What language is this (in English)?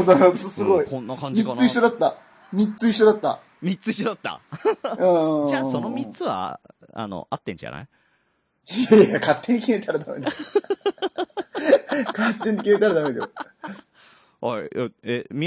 Japanese